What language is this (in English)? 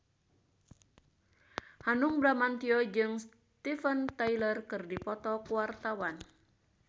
Sundanese